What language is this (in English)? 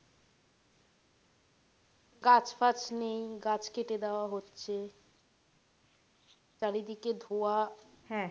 Bangla